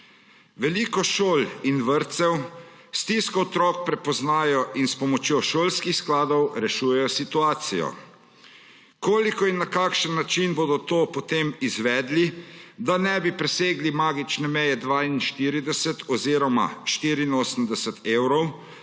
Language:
Slovenian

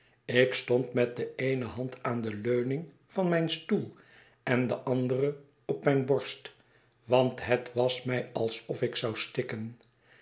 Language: Dutch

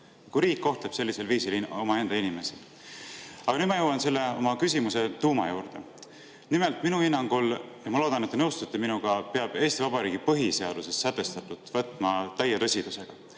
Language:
Estonian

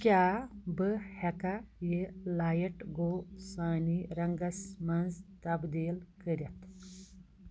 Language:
Kashmiri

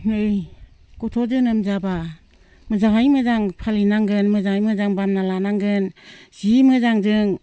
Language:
Bodo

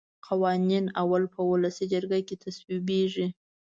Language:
Pashto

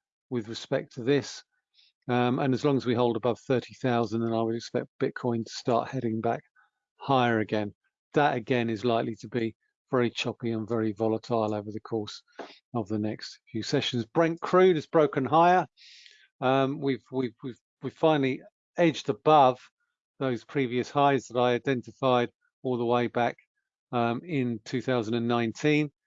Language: English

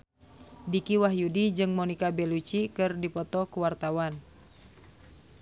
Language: Sundanese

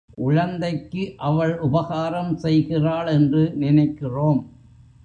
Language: Tamil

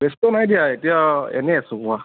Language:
Assamese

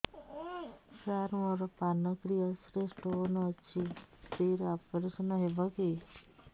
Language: Odia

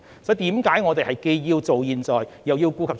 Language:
Cantonese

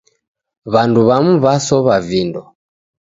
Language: Taita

